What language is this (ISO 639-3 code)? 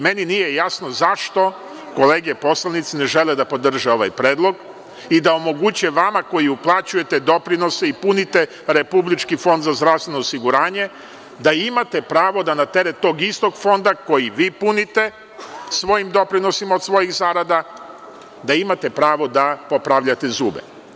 srp